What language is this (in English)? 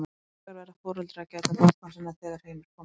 Icelandic